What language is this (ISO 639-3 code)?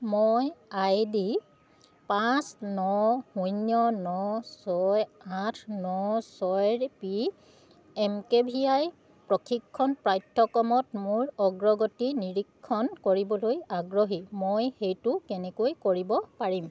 asm